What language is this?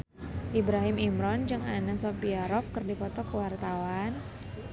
Sundanese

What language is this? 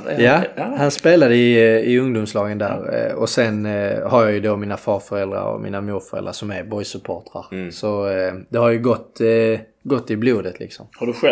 Swedish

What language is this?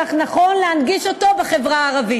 Hebrew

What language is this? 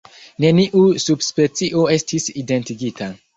Esperanto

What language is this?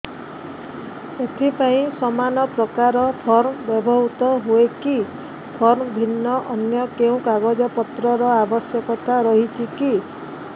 Odia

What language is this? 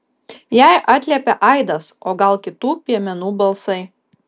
Lithuanian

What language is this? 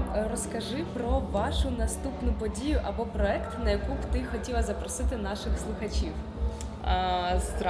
Ukrainian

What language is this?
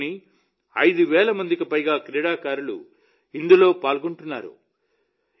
Telugu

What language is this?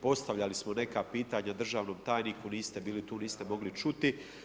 Croatian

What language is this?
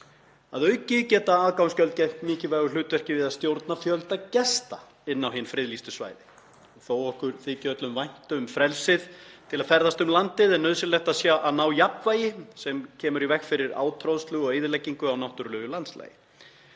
Icelandic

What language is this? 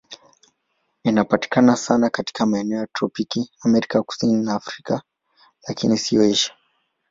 Swahili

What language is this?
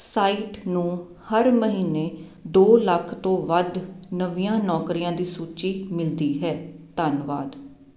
Punjabi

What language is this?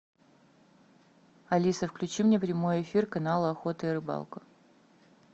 Russian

